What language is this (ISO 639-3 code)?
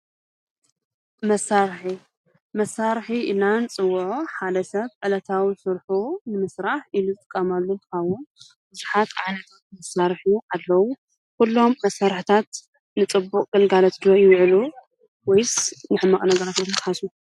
tir